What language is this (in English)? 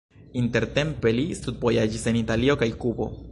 Esperanto